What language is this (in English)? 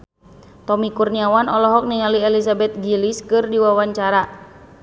Sundanese